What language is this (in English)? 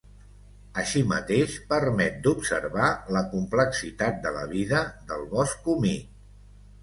Catalan